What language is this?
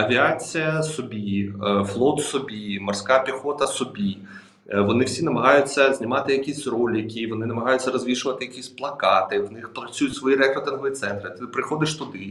Ukrainian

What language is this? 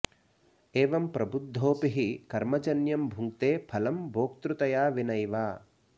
Sanskrit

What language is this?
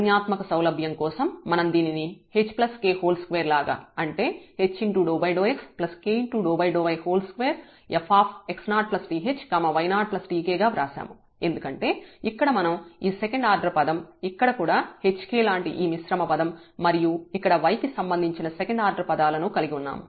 Telugu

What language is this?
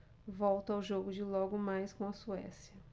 Portuguese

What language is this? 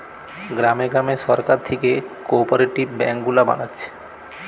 Bangla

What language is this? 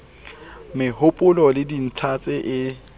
Southern Sotho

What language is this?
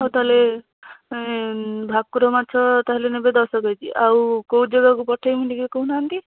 Odia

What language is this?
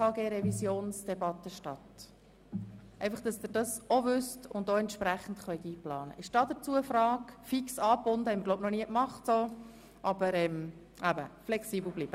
Swiss German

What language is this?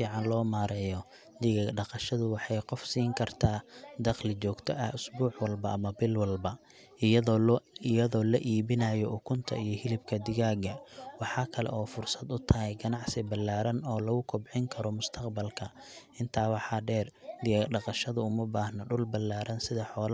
Somali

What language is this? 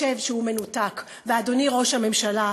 Hebrew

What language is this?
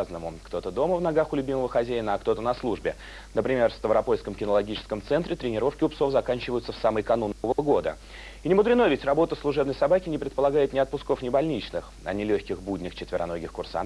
Russian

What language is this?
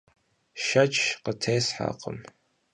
Kabardian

